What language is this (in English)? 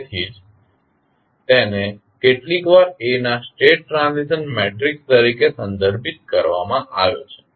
Gujarati